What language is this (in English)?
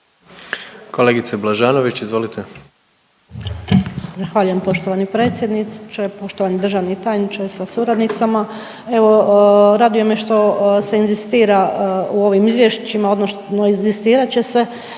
Croatian